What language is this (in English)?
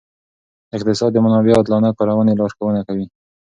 Pashto